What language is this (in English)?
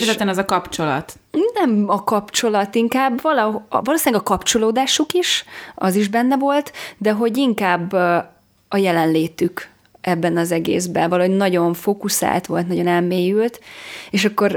Hungarian